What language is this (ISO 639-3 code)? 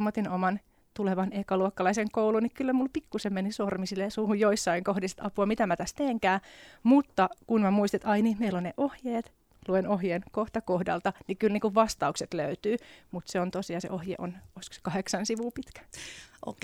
fin